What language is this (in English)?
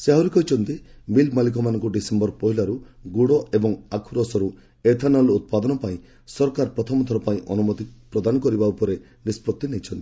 Odia